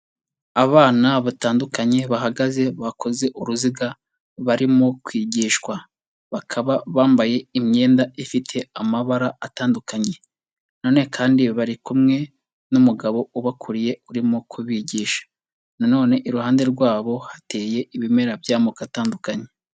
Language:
Kinyarwanda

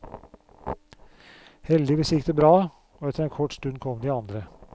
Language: Norwegian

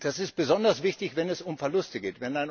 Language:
German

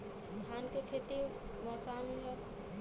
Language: Bhojpuri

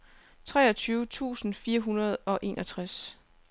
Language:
Danish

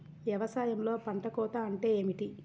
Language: Telugu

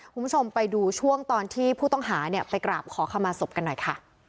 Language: Thai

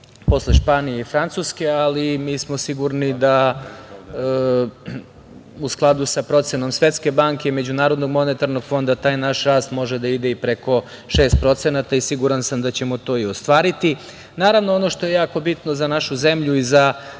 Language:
Serbian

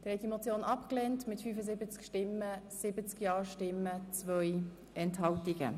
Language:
Swiss German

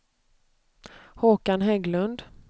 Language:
Swedish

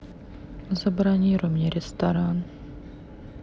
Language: Russian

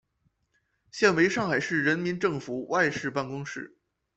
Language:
Chinese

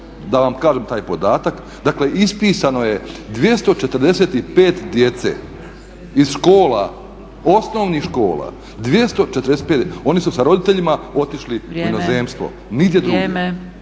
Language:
Croatian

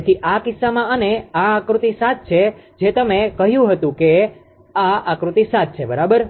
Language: Gujarati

